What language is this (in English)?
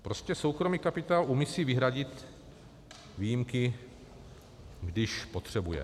Czech